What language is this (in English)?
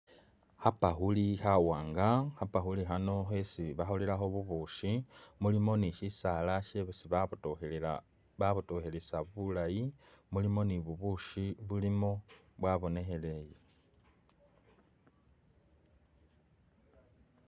Masaaba